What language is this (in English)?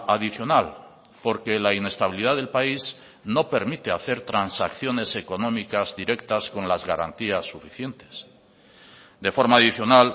Spanish